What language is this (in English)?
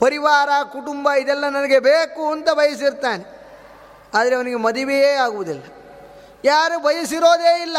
Kannada